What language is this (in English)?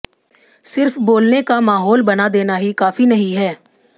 Hindi